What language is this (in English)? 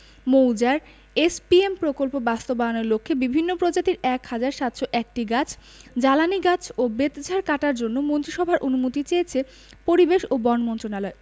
Bangla